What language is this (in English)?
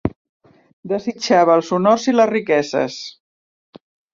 Catalan